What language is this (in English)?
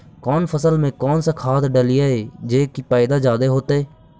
Magahi